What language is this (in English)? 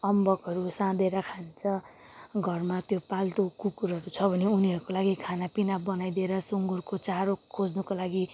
Nepali